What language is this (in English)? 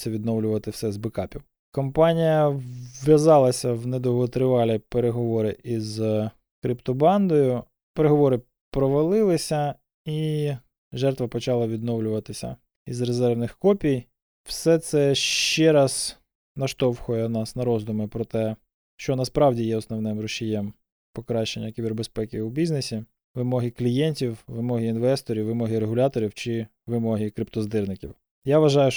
Ukrainian